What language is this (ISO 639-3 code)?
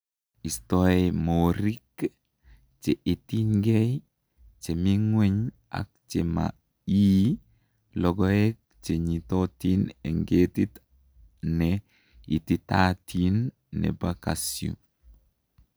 kln